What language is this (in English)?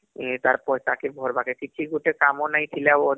Odia